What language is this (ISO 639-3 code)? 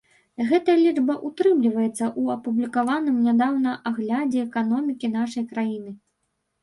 bel